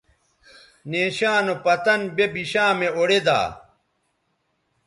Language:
Bateri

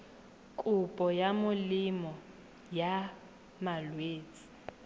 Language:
Tswana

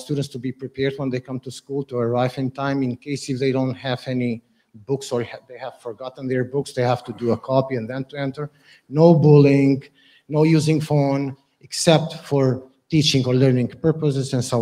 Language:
Turkish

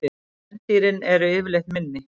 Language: Icelandic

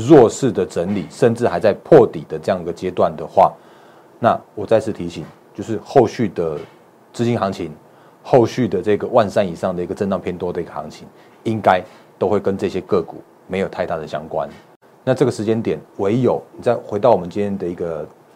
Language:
Chinese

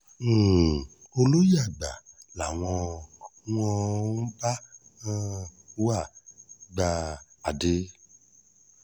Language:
Yoruba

